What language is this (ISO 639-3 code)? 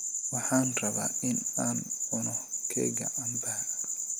som